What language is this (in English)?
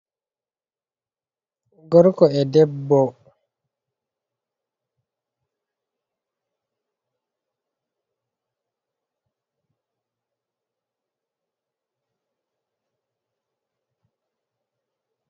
Fula